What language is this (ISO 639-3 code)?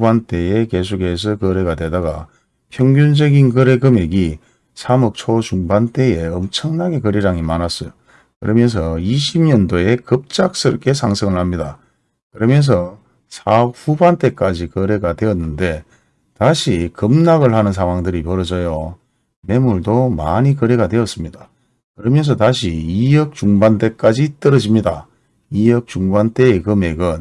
kor